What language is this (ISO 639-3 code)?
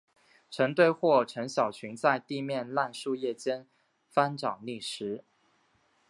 zho